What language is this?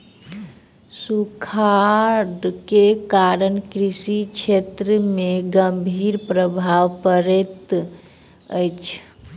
Maithili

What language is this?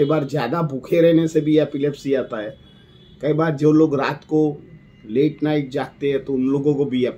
Hindi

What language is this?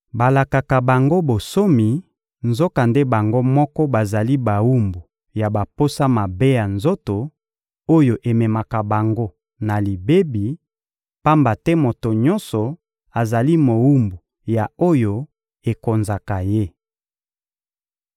Lingala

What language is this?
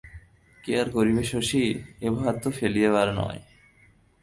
Bangla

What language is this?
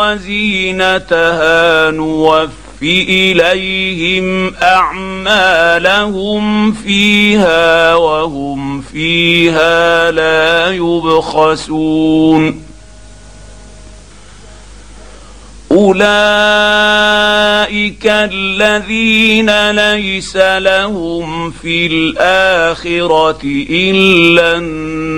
Arabic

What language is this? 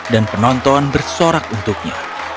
Indonesian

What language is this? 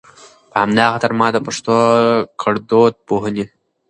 Pashto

